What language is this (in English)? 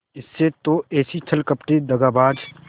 Hindi